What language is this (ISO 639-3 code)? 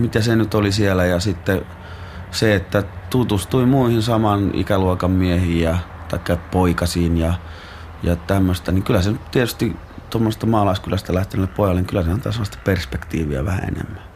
fin